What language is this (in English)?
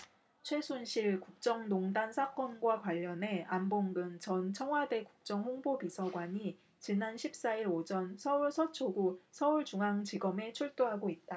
Korean